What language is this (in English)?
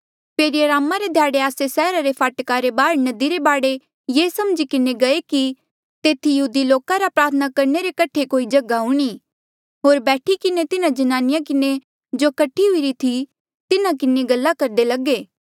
Mandeali